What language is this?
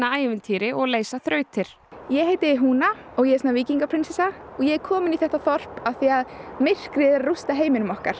Icelandic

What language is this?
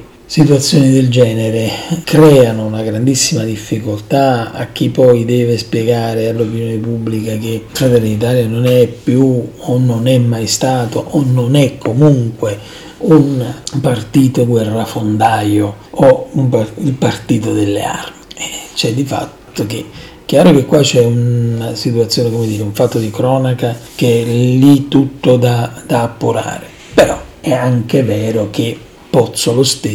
Italian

